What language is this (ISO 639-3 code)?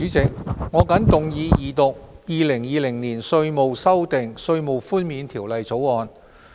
yue